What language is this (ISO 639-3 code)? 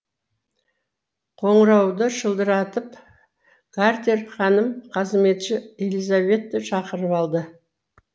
kaz